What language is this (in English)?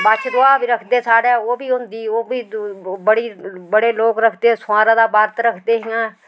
Dogri